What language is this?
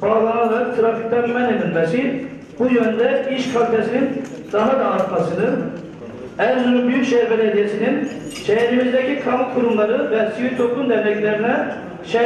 Turkish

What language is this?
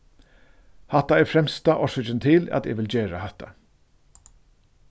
Faroese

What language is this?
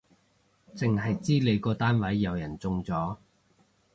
Cantonese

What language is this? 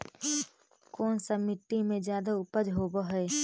Magahi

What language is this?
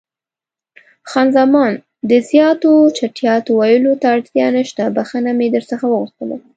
Pashto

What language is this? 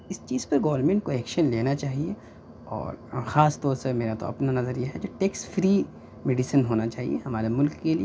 Urdu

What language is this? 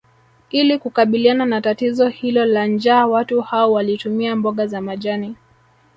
Swahili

